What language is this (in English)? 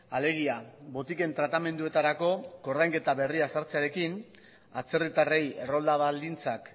Basque